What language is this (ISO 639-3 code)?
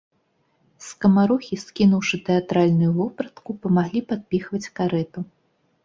bel